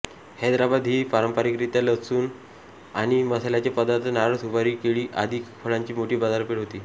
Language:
Marathi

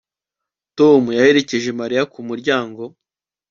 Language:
Kinyarwanda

